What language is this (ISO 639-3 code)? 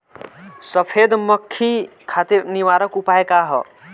bho